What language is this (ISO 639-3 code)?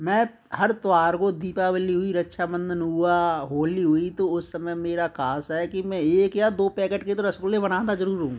hin